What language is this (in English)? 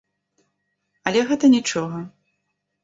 Belarusian